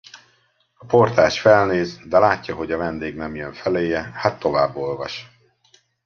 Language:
Hungarian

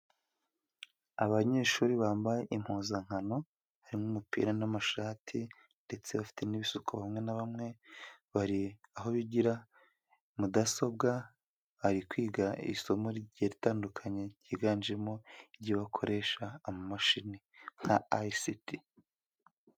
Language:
Kinyarwanda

